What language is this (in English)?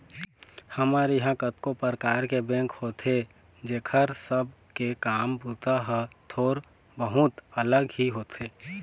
Chhattisgarhi